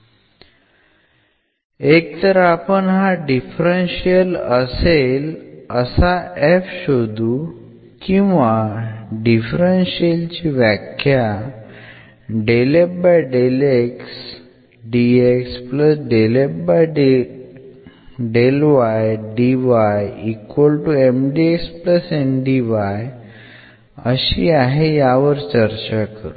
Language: Marathi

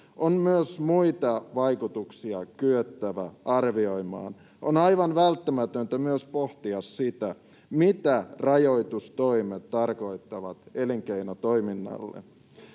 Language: Finnish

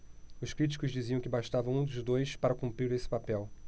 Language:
Portuguese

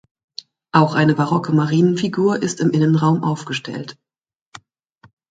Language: German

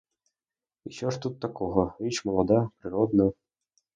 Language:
Ukrainian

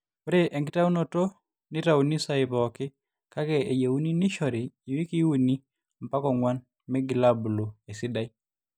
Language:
Masai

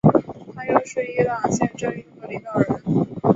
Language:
Chinese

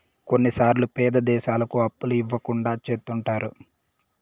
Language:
Telugu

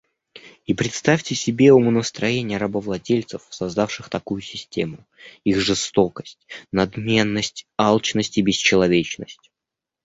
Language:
Russian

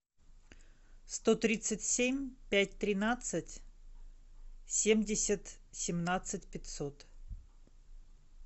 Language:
Russian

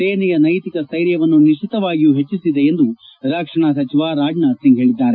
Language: Kannada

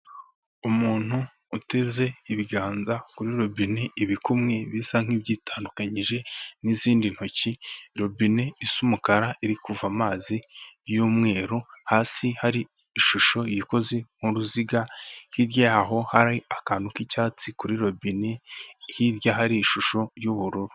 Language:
Kinyarwanda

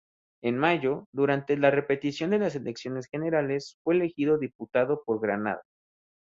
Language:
Spanish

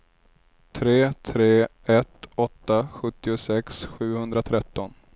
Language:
Swedish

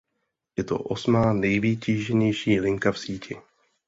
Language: Czech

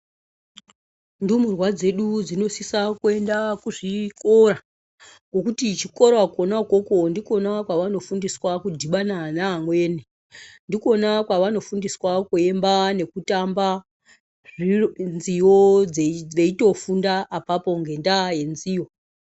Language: Ndau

